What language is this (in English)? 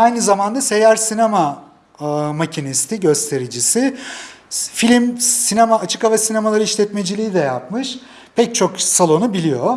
Turkish